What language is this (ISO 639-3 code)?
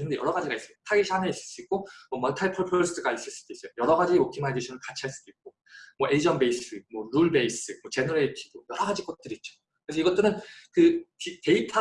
kor